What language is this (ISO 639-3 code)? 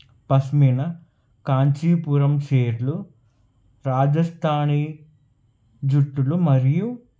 tel